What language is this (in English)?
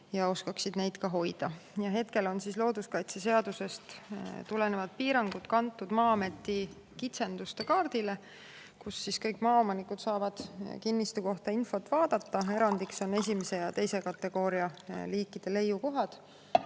Estonian